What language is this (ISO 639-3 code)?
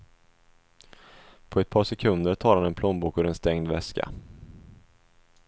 swe